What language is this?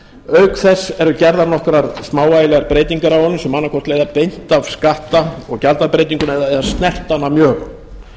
Icelandic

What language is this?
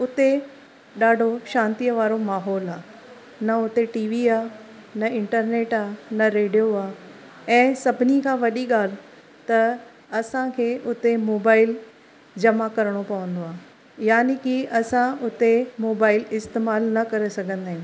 Sindhi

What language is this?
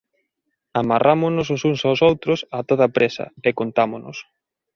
Galician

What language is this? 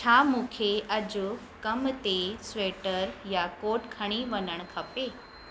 Sindhi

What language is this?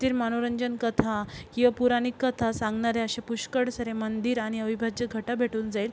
Marathi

